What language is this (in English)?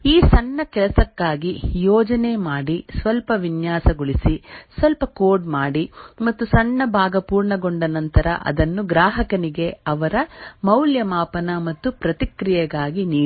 Kannada